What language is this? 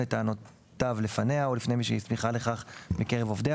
Hebrew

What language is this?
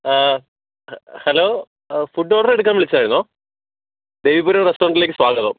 Malayalam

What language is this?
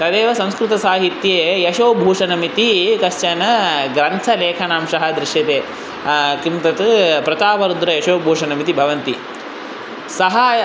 Sanskrit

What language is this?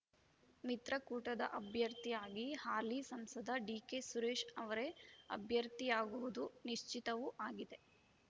Kannada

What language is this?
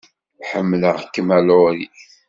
Kabyle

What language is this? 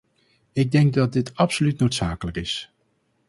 Dutch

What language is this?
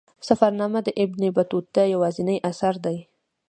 Pashto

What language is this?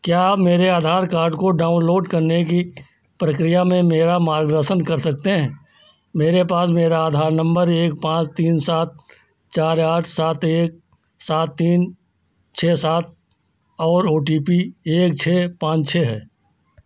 Hindi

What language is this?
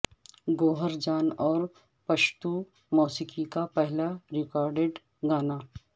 Urdu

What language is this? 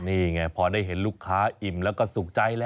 Thai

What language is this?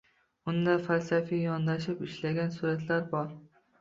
Uzbek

